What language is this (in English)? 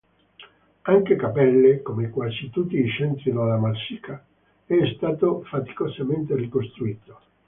Italian